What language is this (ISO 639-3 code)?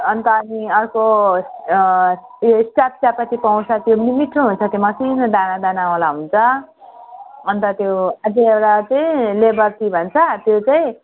nep